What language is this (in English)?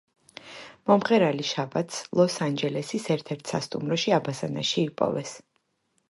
Georgian